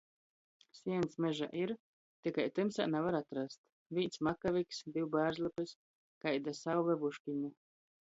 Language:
Latgalian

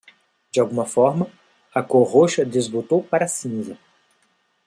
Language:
Portuguese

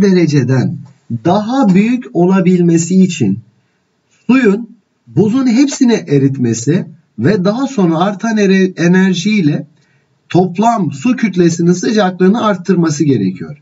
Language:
Turkish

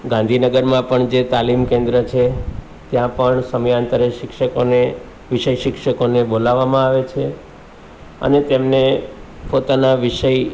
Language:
Gujarati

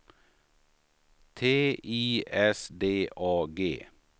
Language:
Swedish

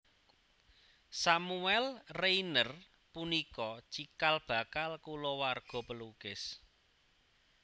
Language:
Javanese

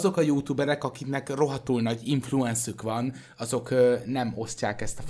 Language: Hungarian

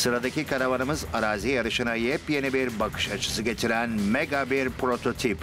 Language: Turkish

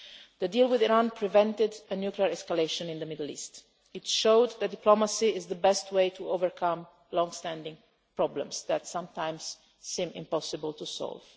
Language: English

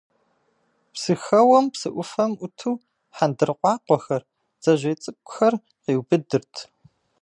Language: Kabardian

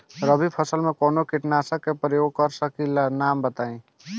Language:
Bhojpuri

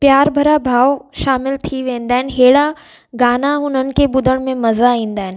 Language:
Sindhi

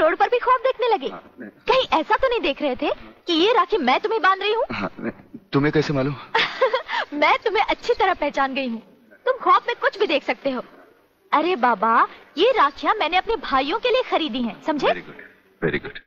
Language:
Hindi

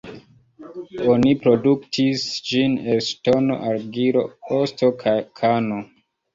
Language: Esperanto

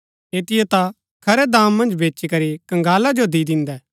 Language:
Gaddi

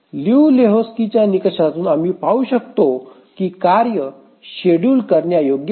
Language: Marathi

